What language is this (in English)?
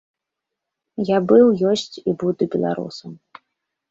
Belarusian